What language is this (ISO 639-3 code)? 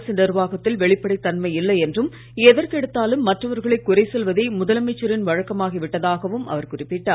tam